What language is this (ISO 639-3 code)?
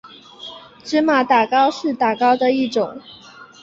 zho